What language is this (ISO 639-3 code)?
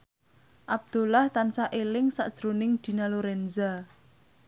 jav